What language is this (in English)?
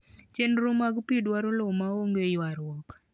Luo (Kenya and Tanzania)